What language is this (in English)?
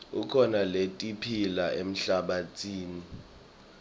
Swati